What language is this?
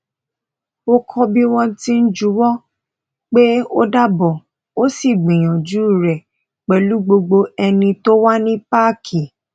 Yoruba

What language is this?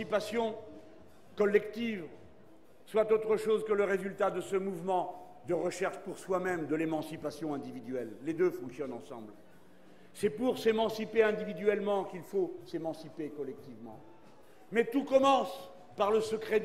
French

